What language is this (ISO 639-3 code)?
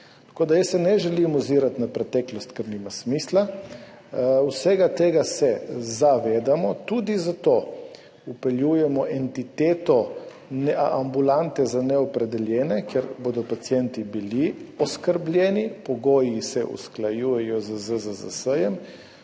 slv